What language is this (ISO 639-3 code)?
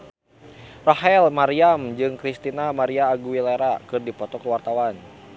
sun